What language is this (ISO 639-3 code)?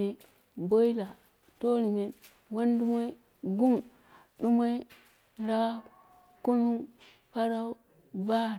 kna